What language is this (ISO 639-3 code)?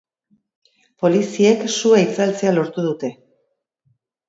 eus